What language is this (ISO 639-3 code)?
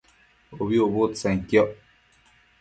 mcf